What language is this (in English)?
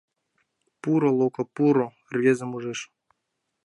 Mari